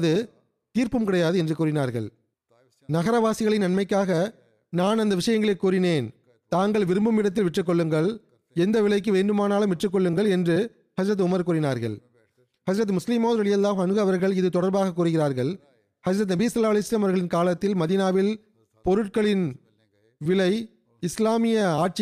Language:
Tamil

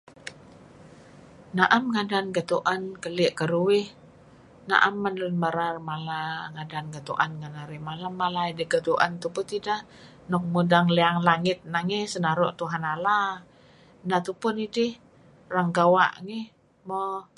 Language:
Kelabit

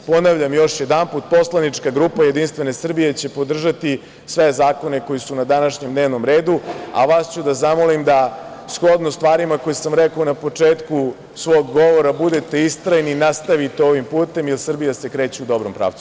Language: Serbian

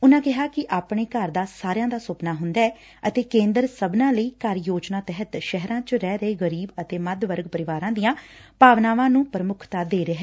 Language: Punjabi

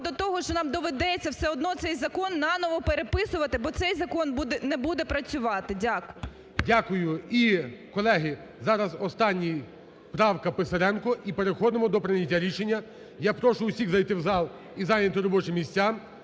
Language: Ukrainian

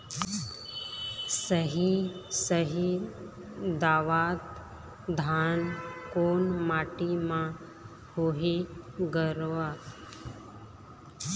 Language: Chhattisgarhi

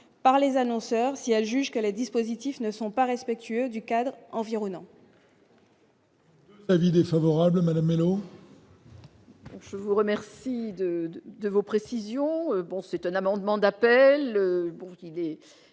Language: French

